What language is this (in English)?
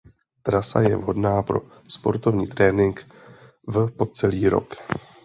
Czech